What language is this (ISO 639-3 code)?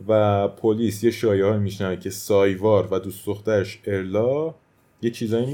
fas